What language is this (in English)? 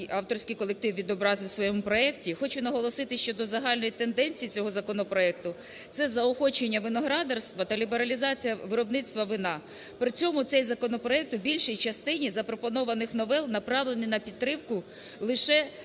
Ukrainian